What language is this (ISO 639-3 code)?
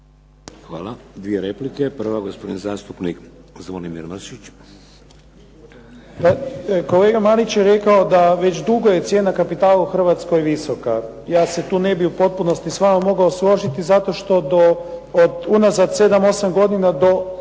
hrv